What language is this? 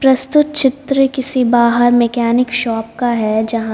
Hindi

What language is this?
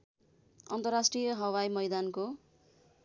Nepali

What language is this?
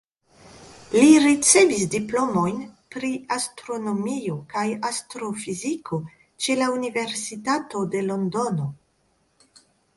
Esperanto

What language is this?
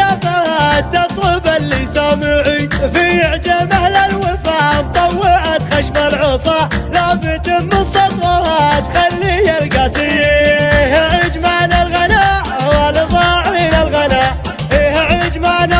Arabic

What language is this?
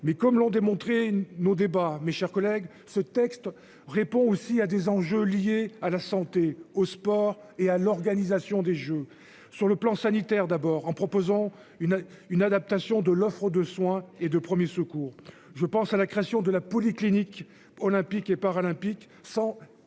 French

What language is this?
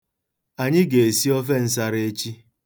Igbo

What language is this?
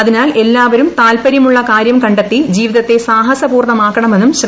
Malayalam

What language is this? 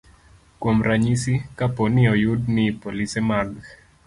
Luo (Kenya and Tanzania)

